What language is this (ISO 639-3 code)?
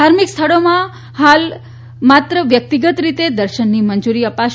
guj